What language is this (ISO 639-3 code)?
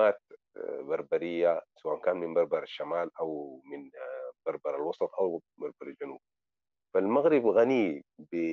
ara